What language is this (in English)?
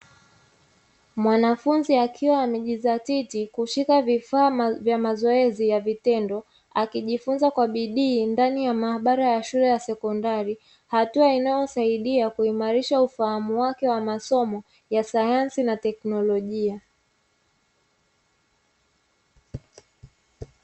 Swahili